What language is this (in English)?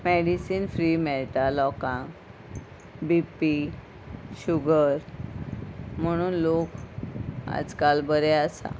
Konkani